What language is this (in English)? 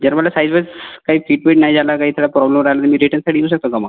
Marathi